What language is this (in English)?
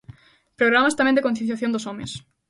Galician